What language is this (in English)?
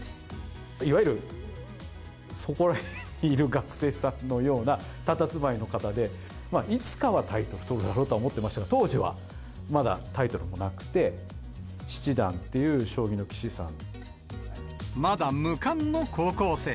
Japanese